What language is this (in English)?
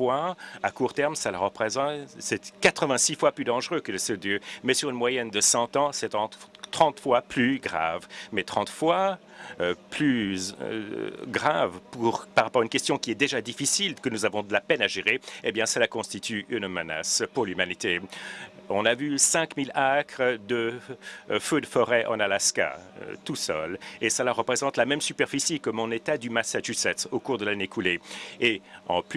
French